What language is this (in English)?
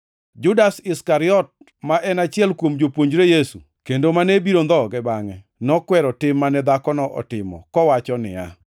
Luo (Kenya and Tanzania)